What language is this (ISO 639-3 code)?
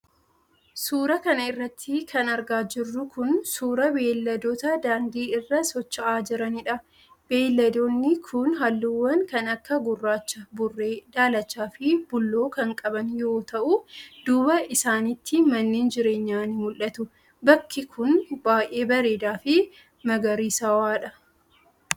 orm